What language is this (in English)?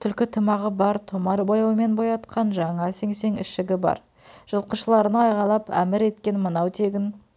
Kazakh